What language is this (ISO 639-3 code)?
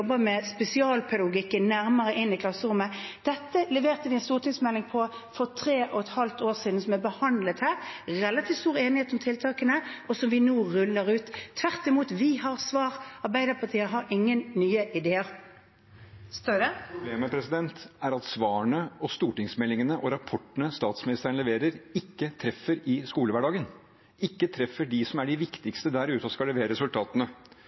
nor